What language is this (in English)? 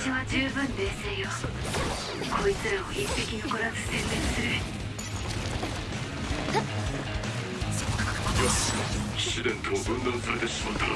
Japanese